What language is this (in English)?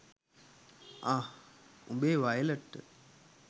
Sinhala